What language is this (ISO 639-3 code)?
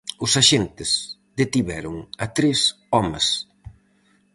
glg